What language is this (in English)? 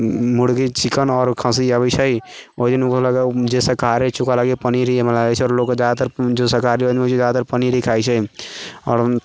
Maithili